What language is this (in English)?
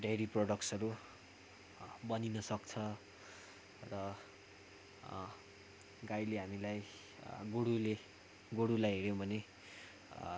Nepali